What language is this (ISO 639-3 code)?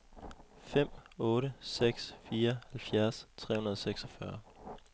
dan